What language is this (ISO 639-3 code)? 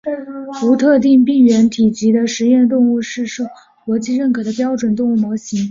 zho